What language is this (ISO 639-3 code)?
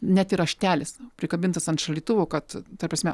lit